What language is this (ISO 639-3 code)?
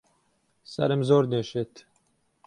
ckb